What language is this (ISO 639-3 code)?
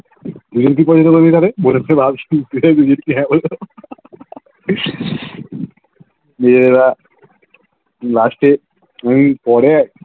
ben